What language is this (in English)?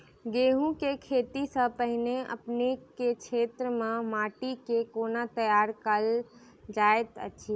Maithili